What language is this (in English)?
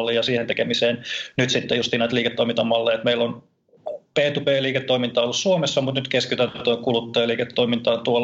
Finnish